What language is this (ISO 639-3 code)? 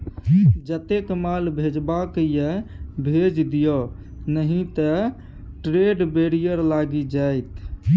mai